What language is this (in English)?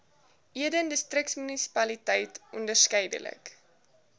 Afrikaans